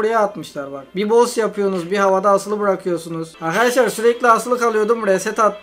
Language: Turkish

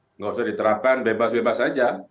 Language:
Indonesian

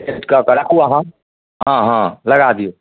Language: Maithili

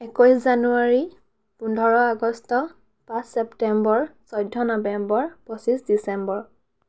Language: Assamese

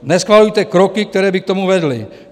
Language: Czech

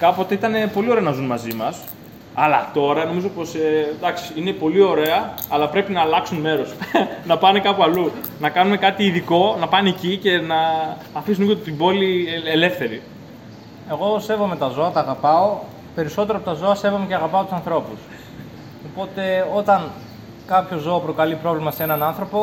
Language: Greek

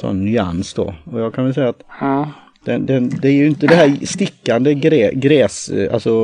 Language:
Swedish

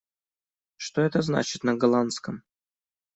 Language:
Russian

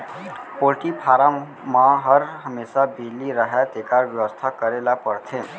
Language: Chhattisgarhi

